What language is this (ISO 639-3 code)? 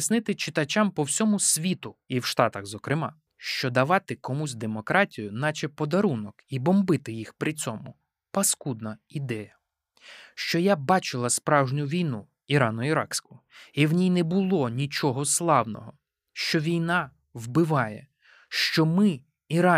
ukr